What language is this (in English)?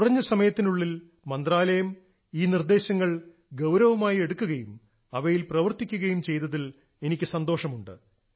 Malayalam